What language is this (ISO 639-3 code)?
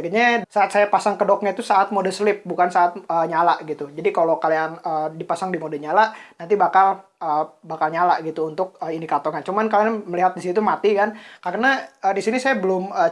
ind